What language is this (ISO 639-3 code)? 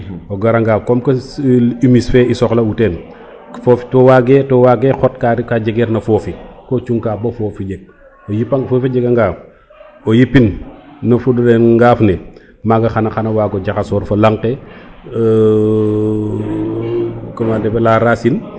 srr